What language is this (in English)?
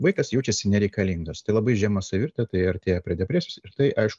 Lithuanian